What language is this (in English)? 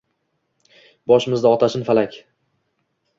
Uzbek